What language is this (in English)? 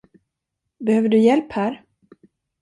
Swedish